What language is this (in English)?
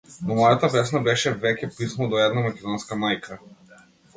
Macedonian